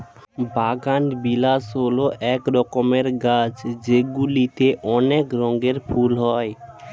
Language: Bangla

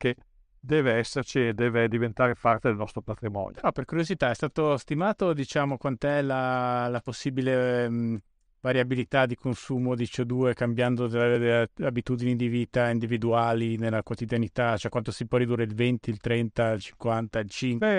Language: Italian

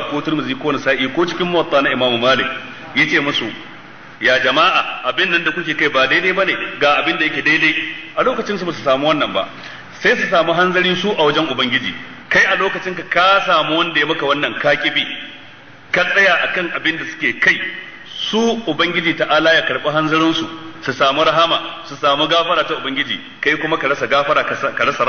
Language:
Arabic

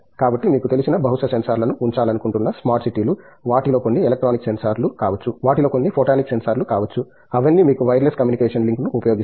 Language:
Telugu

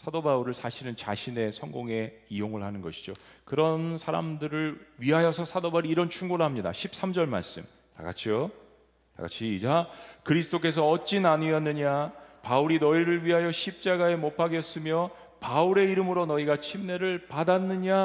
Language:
Korean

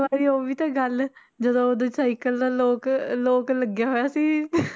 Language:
Punjabi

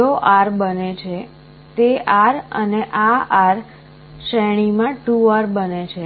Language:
Gujarati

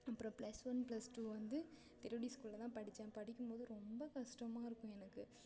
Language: Tamil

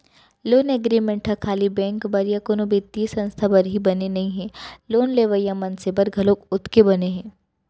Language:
Chhattisgarhi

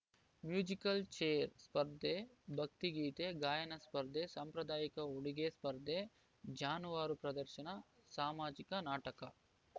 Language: Kannada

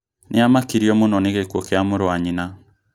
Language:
Kikuyu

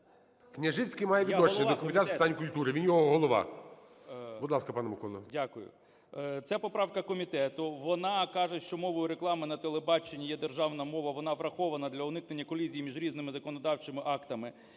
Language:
Ukrainian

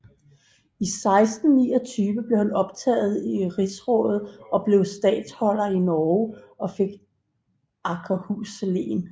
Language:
Danish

